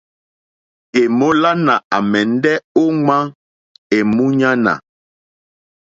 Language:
Mokpwe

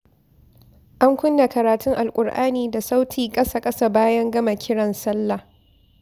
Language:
Hausa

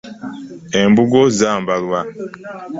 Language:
Ganda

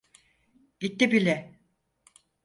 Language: Turkish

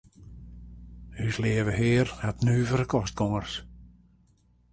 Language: Western Frisian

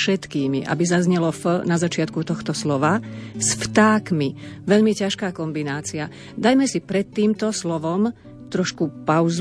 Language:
Slovak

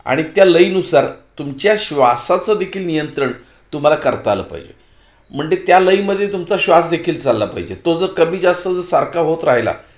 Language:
Marathi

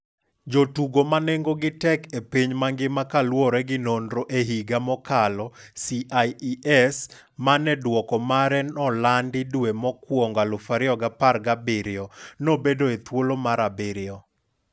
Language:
Luo (Kenya and Tanzania)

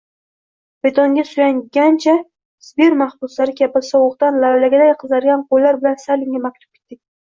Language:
Uzbek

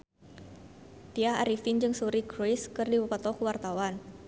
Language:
Sundanese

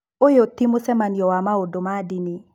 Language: Kikuyu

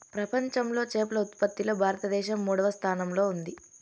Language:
Telugu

